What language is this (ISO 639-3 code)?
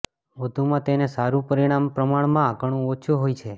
guj